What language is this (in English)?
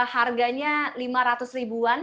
Indonesian